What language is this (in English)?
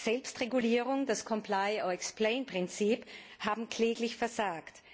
German